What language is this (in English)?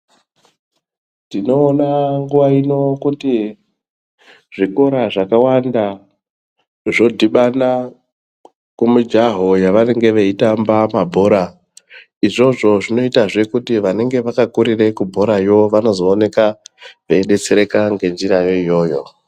Ndau